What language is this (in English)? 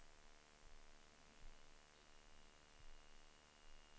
Swedish